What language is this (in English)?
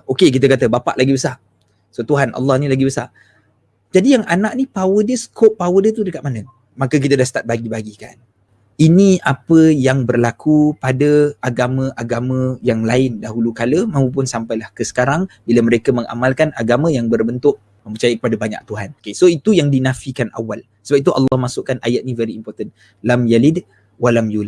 Malay